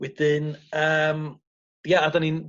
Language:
Welsh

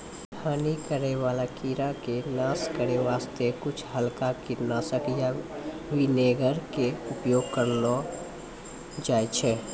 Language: Maithili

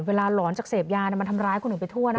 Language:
Thai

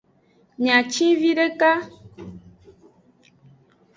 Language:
Aja (Benin)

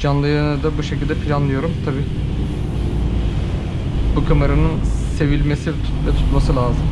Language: Turkish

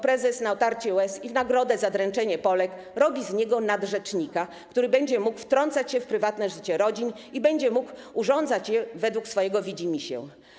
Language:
Polish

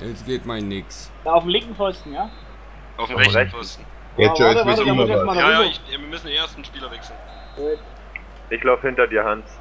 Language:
German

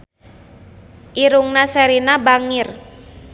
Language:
Sundanese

